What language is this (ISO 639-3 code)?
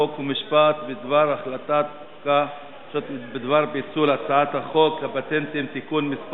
heb